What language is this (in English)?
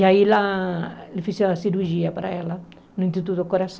Portuguese